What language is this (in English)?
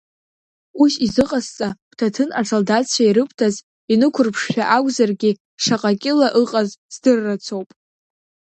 Abkhazian